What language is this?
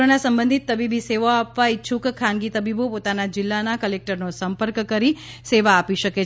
Gujarati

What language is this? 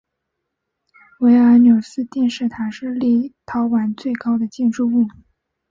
Chinese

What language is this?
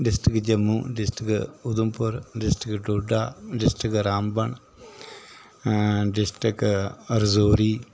Dogri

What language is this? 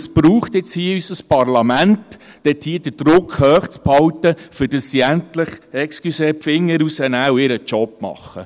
Swiss German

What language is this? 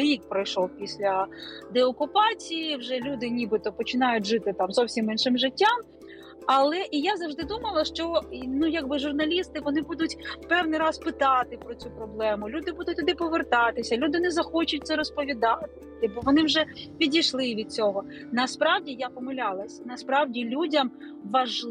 Ukrainian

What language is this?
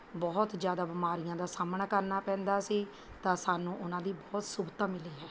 Punjabi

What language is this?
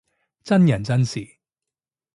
Cantonese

